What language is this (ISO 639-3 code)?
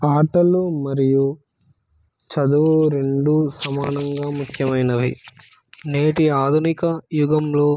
tel